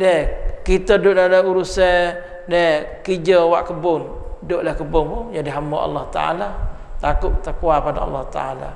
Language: Malay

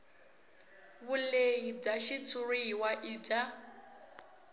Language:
Tsonga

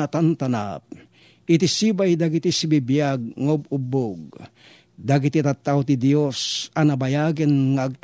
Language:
Filipino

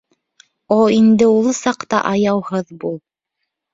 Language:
Bashkir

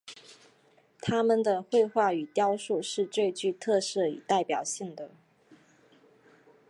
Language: Chinese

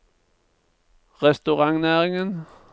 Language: Norwegian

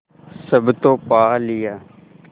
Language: Hindi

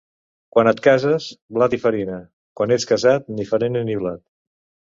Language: Catalan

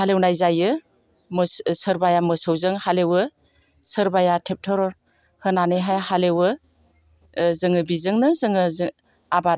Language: Bodo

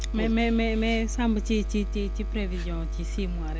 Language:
Wolof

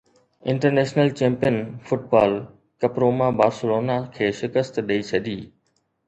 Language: Sindhi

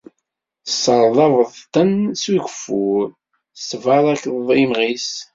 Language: Kabyle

